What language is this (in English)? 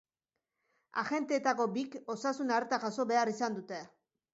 Basque